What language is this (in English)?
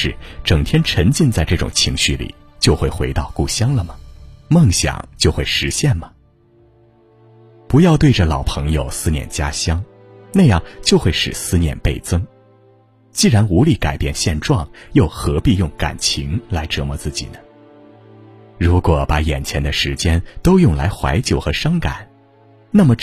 Chinese